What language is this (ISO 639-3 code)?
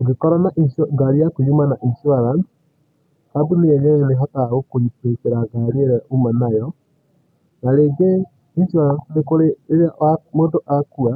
kik